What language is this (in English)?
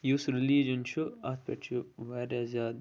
Kashmiri